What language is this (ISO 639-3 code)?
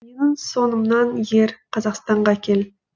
kaz